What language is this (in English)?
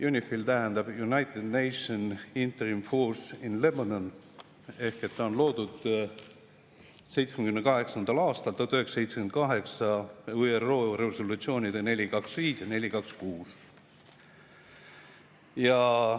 Estonian